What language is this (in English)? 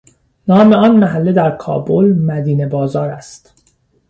Persian